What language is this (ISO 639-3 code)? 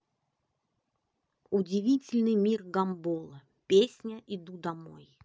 rus